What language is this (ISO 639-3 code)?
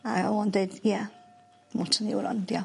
cym